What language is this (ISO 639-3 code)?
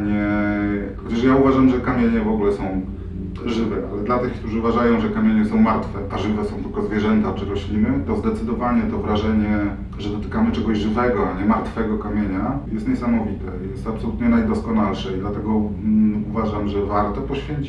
pol